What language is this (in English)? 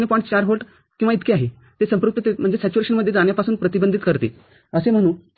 Marathi